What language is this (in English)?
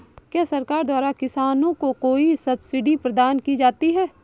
Hindi